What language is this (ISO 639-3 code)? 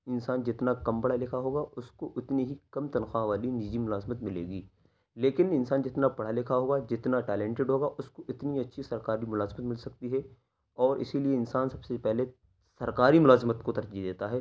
urd